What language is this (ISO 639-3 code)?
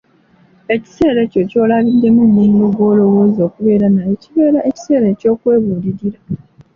lug